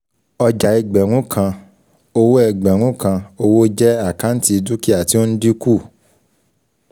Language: Yoruba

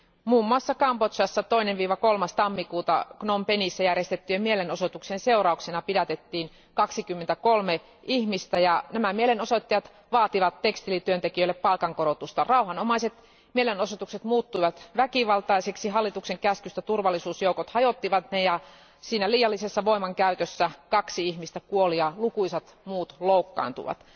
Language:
Finnish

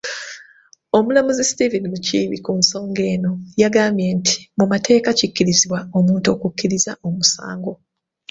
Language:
Ganda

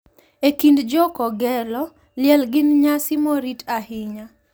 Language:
Luo (Kenya and Tanzania)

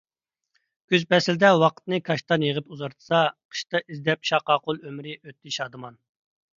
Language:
Uyghur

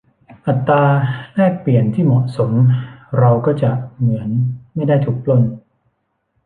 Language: Thai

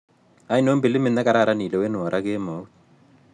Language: Kalenjin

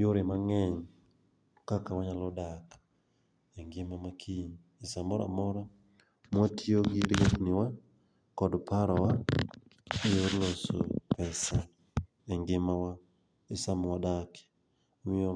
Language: Luo (Kenya and Tanzania)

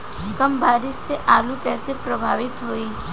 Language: Bhojpuri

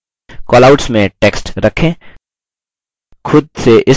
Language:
Hindi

